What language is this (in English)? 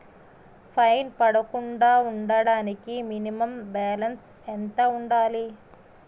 Telugu